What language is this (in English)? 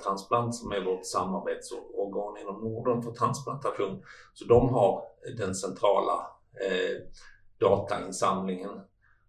Swedish